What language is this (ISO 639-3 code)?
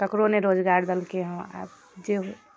mai